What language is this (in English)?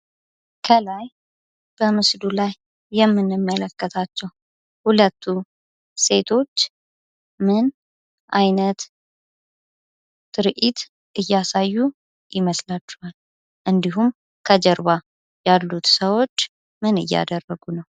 Amharic